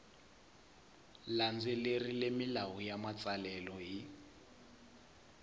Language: Tsonga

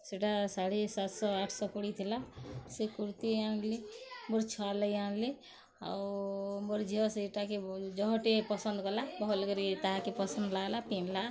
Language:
Odia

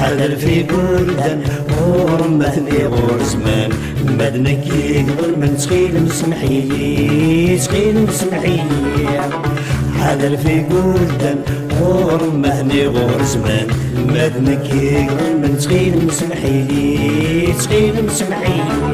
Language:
Arabic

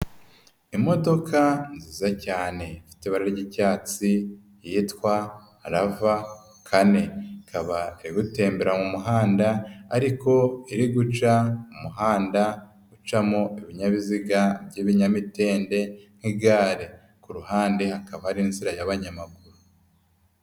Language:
Kinyarwanda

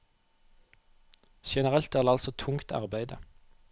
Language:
Norwegian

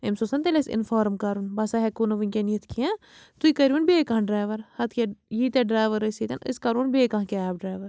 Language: Kashmiri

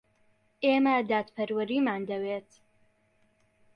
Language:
Central Kurdish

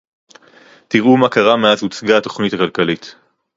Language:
Hebrew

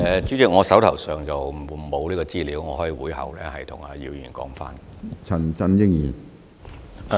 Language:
Cantonese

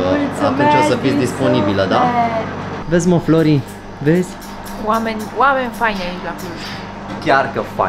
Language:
Romanian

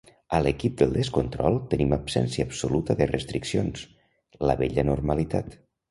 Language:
Catalan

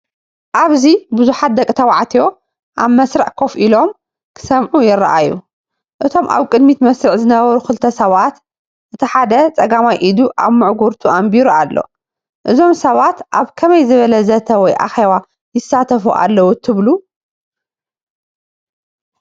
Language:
Tigrinya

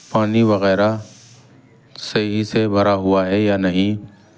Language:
Urdu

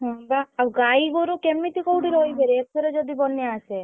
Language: Odia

